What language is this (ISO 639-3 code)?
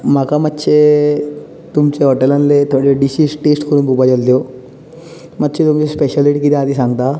kok